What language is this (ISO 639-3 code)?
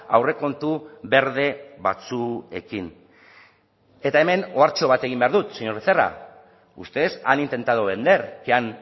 eus